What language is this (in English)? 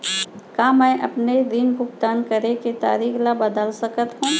Chhattisgarhi